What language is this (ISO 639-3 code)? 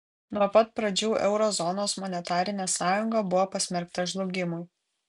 lit